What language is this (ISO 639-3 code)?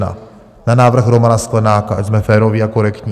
ces